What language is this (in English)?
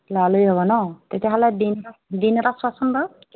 Assamese